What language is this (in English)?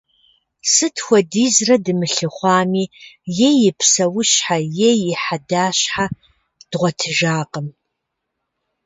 Kabardian